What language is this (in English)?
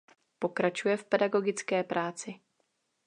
Czech